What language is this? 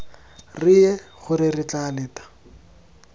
Tswana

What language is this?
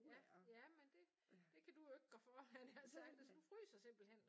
Danish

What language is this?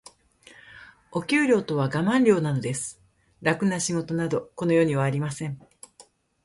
Japanese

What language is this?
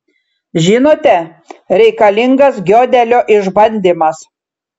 Lithuanian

